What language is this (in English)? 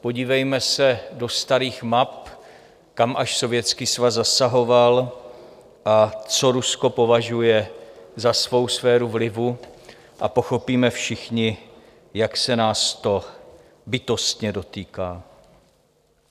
Czech